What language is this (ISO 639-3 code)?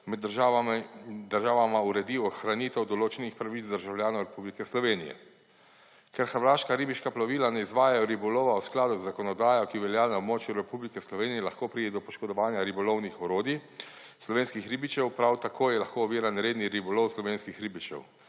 slv